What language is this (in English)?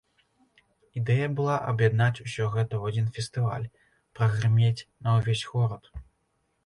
Belarusian